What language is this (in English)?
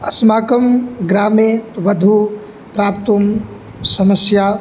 Sanskrit